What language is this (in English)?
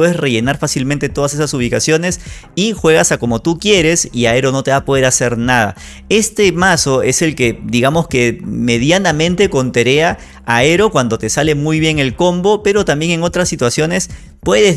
Spanish